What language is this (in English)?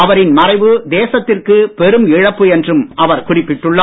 Tamil